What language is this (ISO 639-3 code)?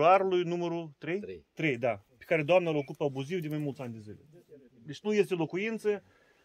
ron